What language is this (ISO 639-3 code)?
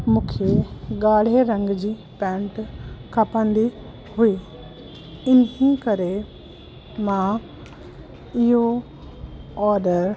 snd